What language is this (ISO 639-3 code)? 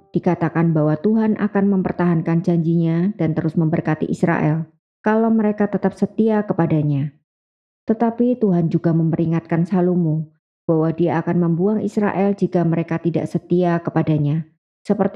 ind